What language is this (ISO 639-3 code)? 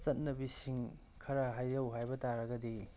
mni